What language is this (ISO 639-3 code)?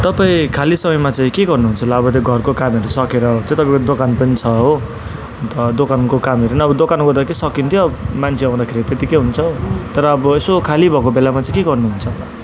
nep